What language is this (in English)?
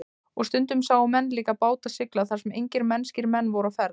Icelandic